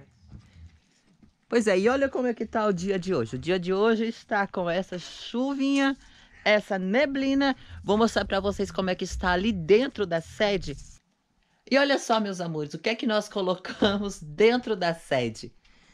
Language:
Portuguese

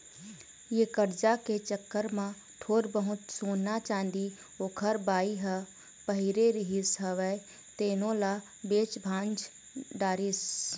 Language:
Chhattisgarhi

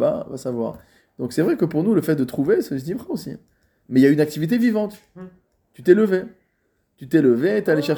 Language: French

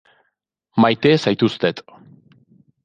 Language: Basque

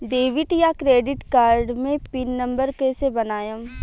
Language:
Bhojpuri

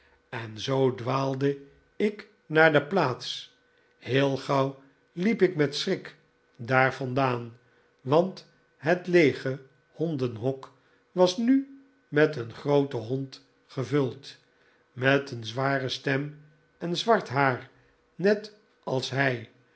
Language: Dutch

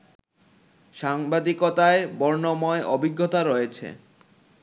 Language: Bangla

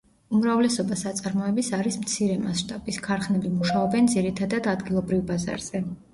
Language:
Georgian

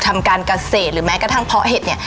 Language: Thai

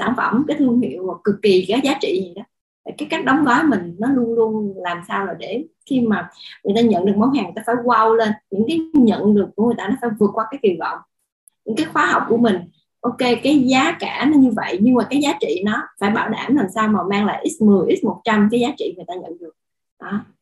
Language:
Vietnamese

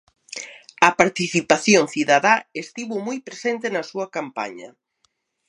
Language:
Galician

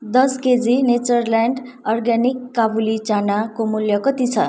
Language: Nepali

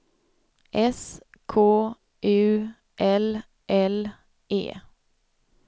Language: Swedish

